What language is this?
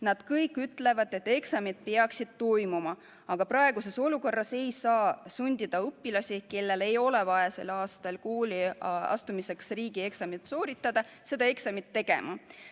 Estonian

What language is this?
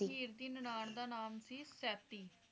Punjabi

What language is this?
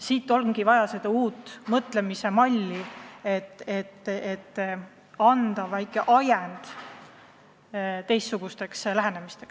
Estonian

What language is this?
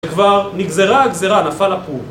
Hebrew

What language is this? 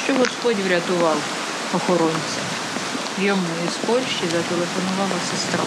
Ukrainian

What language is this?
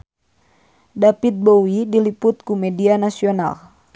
Sundanese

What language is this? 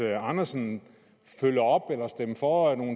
Danish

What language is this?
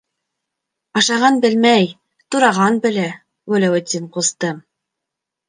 Bashkir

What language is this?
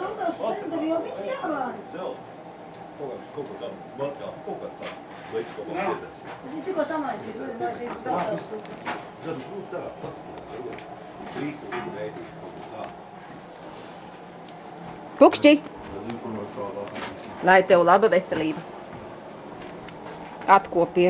Dutch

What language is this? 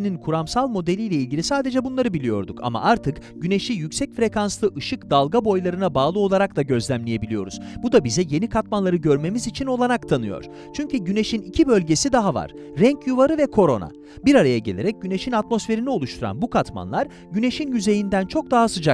Turkish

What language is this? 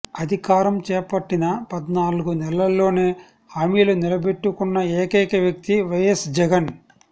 Telugu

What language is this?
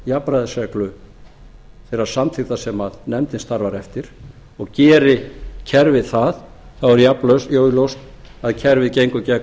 Icelandic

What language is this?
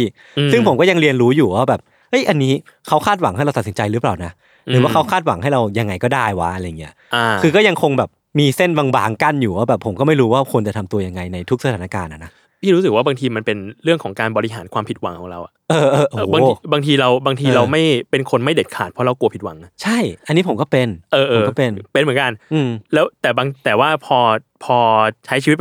Thai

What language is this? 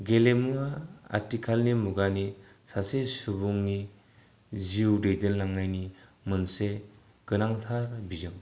Bodo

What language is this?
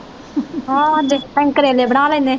Punjabi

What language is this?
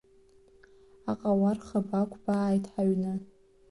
Abkhazian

